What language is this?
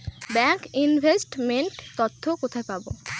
Bangla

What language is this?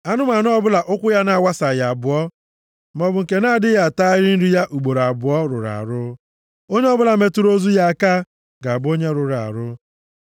Igbo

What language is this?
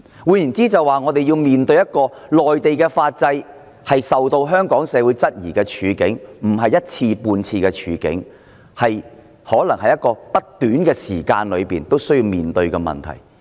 Cantonese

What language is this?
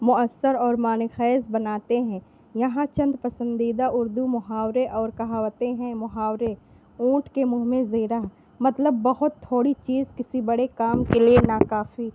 Urdu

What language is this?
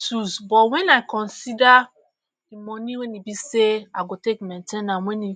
Nigerian Pidgin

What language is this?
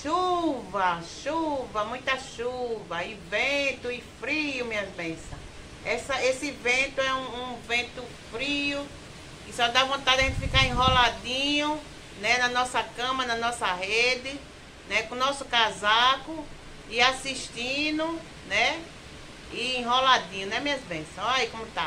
Portuguese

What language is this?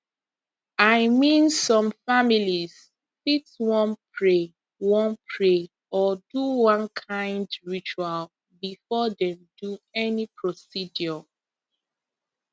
Nigerian Pidgin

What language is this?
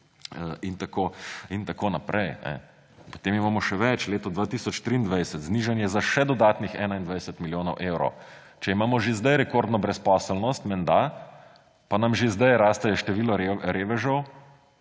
Slovenian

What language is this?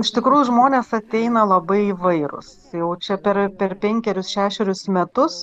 Lithuanian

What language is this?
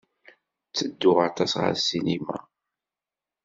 Kabyle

